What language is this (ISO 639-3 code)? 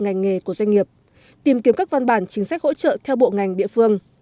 vie